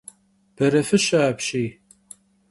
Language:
Kabardian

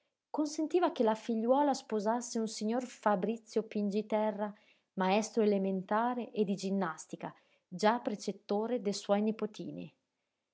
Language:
Italian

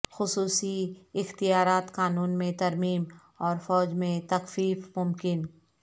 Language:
Urdu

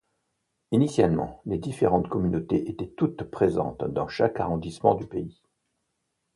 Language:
French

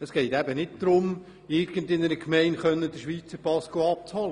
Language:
Swiss German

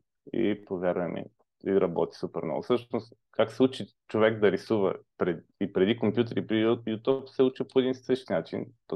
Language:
Bulgarian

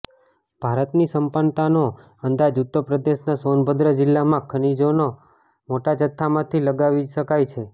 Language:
Gujarati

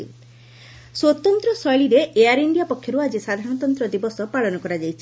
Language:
Odia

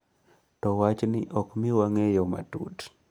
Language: Luo (Kenya and Tanzania)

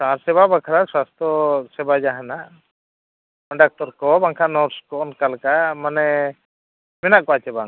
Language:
Santali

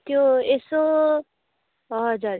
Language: Nepali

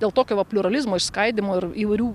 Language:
Lithuanian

